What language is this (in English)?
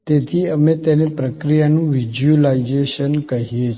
Gujarati